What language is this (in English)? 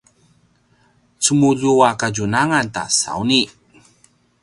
Paiwan